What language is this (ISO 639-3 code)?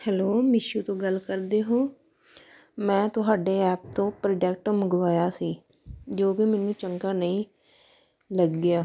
pan